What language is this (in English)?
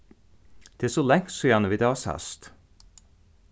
Faroese